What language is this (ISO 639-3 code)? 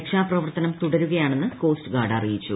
mal